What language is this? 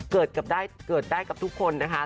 Thai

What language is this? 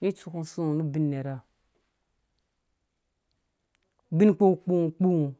Dũya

